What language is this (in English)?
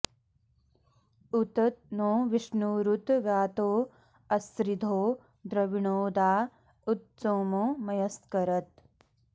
Sanskrit